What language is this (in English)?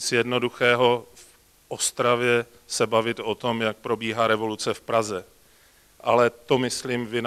Czech